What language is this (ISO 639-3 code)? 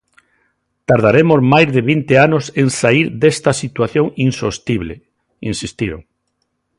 glg